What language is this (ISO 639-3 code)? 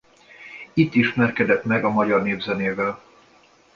hun